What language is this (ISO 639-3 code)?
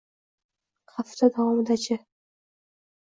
uzb